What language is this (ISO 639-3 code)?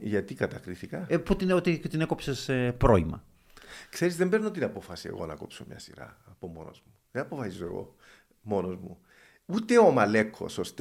ell